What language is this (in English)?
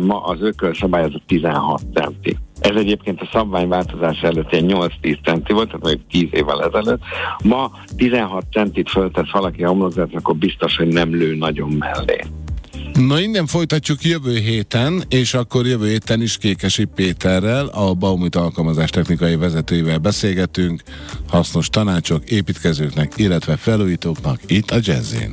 Hungarian